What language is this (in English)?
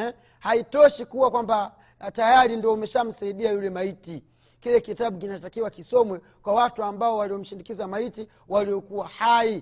Swahili